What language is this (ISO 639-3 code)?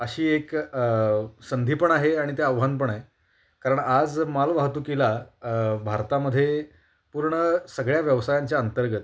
mar